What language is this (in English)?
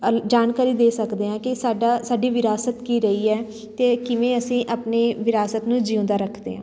Punjabi